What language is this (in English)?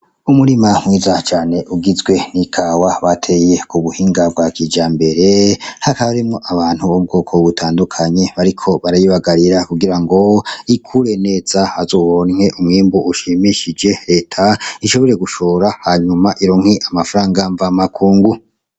Rundi